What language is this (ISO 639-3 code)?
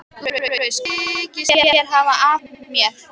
isl